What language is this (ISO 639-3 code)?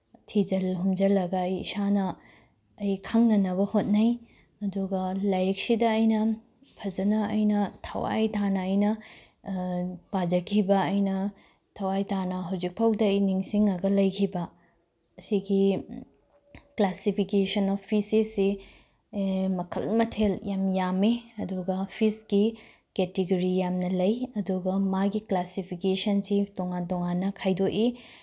mni